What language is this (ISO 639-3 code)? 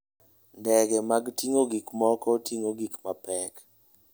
luo